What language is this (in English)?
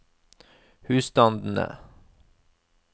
Norwegian